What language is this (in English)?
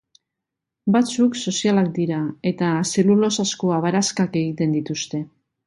Basque